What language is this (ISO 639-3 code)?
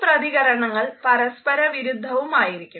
mal